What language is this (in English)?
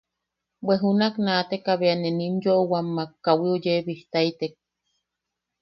Yaqui